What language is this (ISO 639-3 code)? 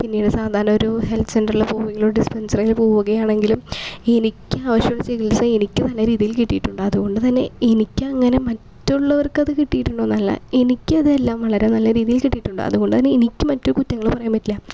mal